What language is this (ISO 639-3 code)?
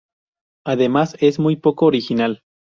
spa